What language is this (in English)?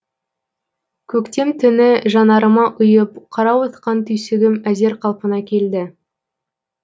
Kazakh